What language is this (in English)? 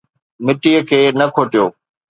Sindhi